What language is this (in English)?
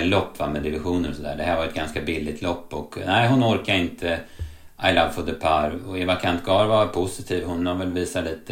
Swedish